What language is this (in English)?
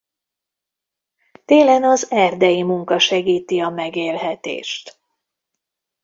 Hungarian